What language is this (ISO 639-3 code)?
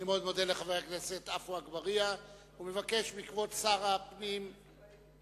heb